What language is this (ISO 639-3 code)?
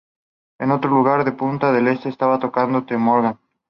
spa